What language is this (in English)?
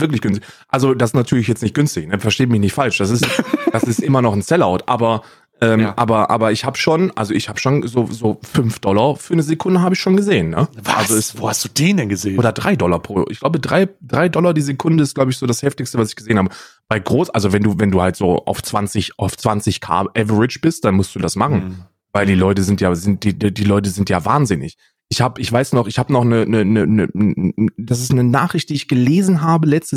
German